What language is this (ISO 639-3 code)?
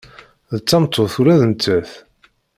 kab